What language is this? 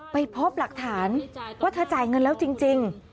Thai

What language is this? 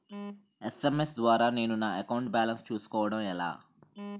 Telugu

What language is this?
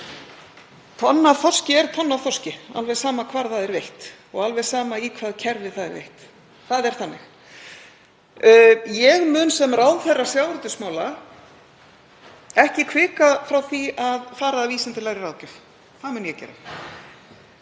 Icelandic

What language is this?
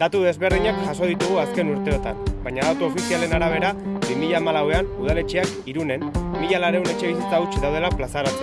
Italian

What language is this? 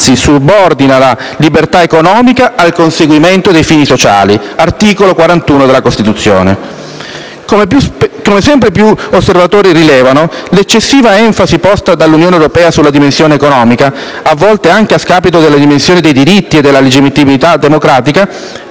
Italian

